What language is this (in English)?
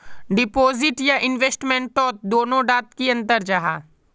Magahi